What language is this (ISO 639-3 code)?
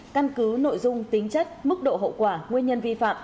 vie